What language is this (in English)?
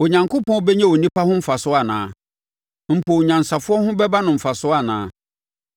Akan